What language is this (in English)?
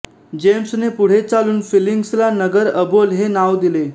Marathi